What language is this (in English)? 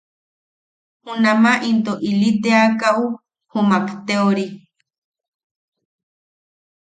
Yaqui